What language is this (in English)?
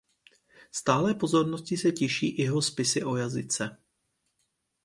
Czech